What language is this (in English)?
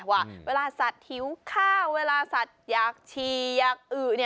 Thai